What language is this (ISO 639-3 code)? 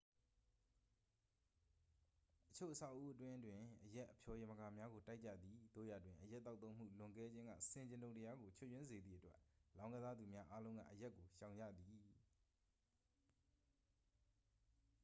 mya